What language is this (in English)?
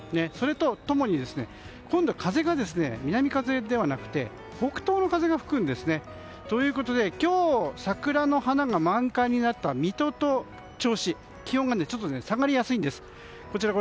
Japanese